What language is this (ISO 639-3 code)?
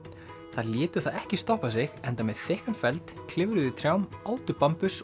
isl